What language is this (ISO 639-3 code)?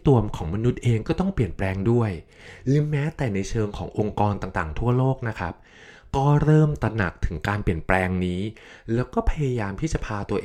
tha